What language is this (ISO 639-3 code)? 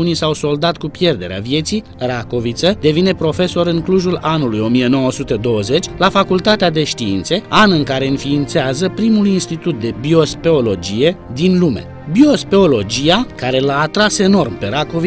ron